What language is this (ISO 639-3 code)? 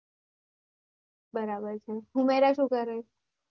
guj